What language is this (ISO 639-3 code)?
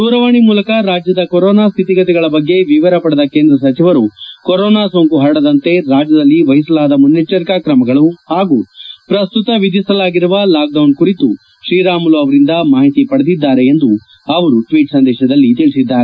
kan